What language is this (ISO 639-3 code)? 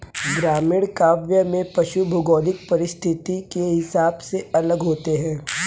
hin